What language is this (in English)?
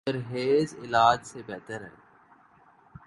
Urdu